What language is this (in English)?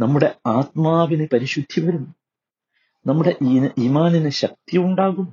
Malayalam